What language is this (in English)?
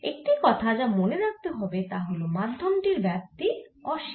Bangla